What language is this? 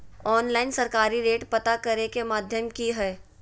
Magahi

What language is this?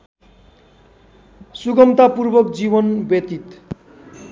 Nepali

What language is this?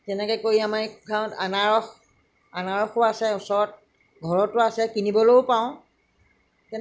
Assamese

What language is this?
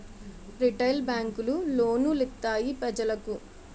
Telugu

